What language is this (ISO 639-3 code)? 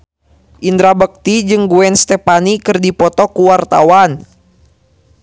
sun